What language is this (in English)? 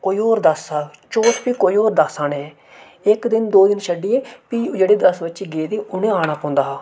Dogri